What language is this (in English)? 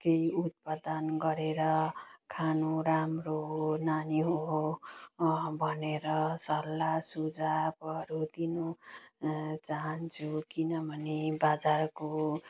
Nepali